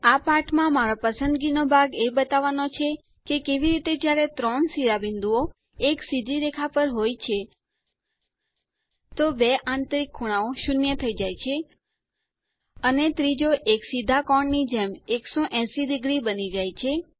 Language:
Gujarati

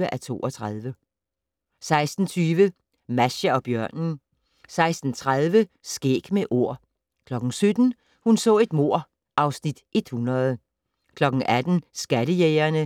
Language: Danish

